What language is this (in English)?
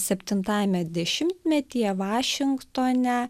Lithuanian